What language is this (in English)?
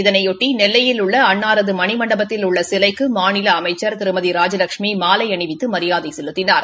Tamil